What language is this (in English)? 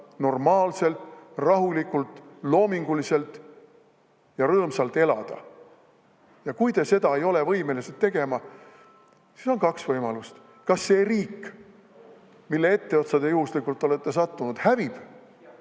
Estonian